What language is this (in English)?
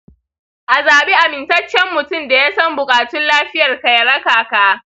Hausa